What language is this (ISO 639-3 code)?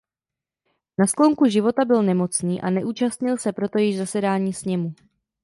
ces